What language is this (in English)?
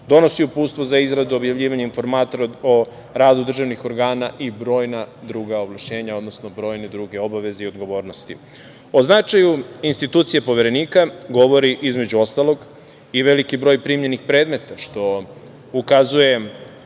Serbian